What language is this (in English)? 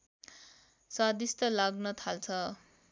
Nepali